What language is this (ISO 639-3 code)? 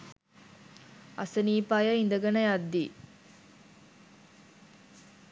sin